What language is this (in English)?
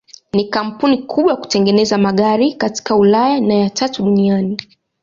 Swahili